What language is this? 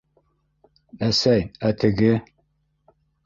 Bashkir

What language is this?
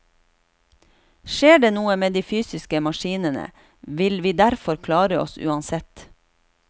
Norwegian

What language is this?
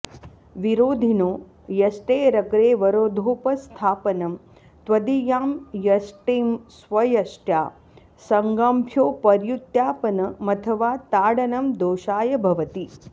Sanskrit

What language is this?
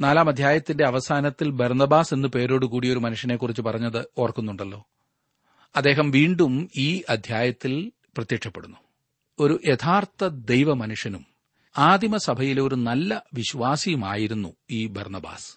Malayalam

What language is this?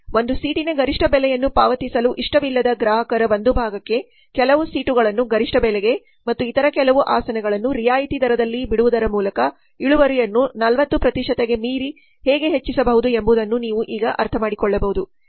Kannada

